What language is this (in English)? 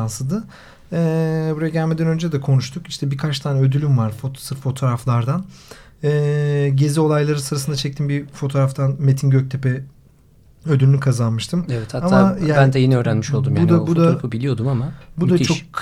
Turkish